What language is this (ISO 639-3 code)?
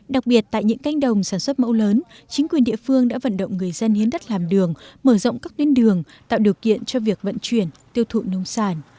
vie